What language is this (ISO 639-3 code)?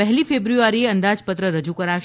guj